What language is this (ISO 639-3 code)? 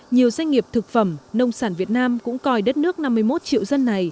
vie